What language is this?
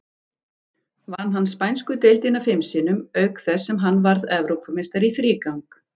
Icelandic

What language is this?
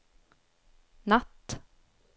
Swedish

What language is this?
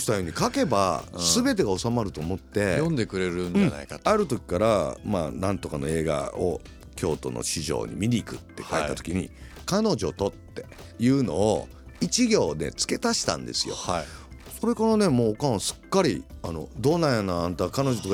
Japanese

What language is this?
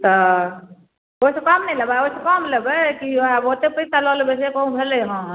Maithili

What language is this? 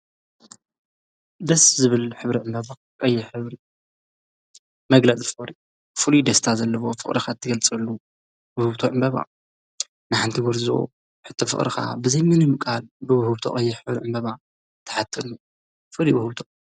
Tigrinya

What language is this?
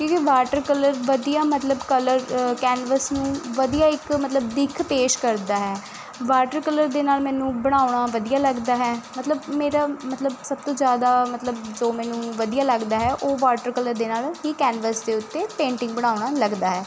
Punjabi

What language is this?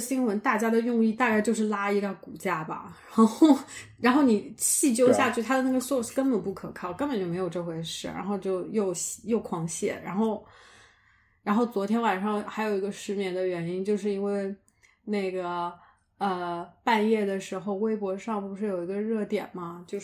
Chinese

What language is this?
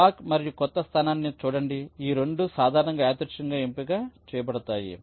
Telugu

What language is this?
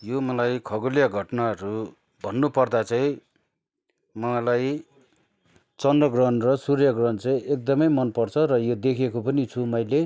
Nepali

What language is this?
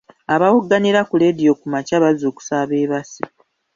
Ganda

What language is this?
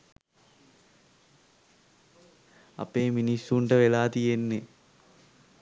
Sinhala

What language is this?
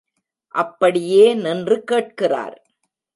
Tamil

